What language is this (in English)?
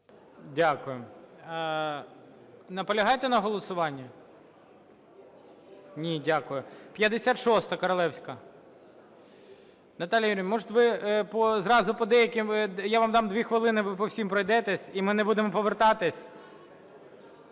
Ukrainian